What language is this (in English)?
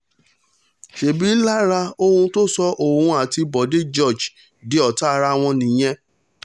Yoruba